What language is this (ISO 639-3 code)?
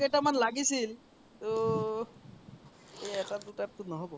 asm